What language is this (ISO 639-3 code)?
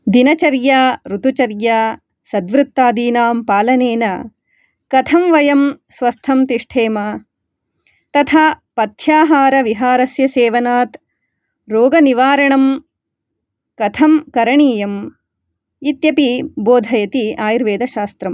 san